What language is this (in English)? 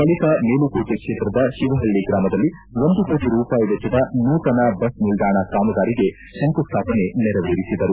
Kannada